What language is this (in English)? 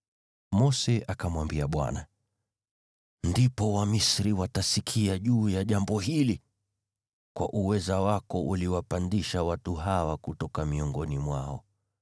Swahili